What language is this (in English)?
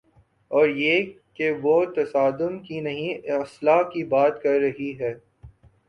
Urdu